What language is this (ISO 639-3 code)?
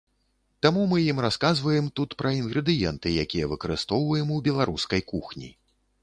bel